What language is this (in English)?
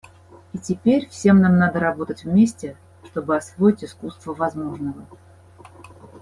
Russian